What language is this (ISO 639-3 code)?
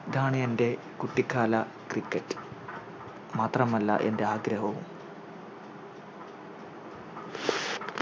mal